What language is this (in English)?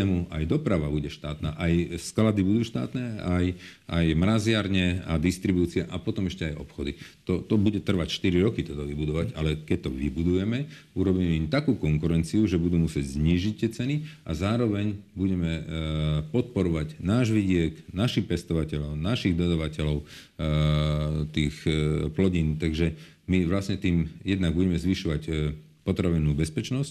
Slovak